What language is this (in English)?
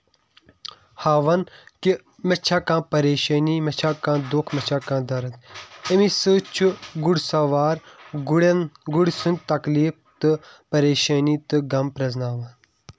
Kashmiri